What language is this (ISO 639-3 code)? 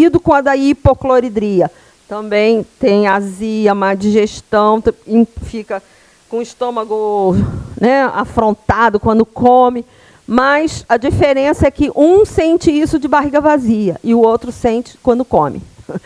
por